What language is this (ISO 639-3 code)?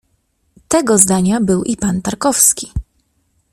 pol